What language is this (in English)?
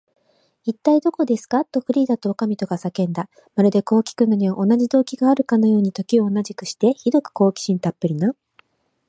Japanese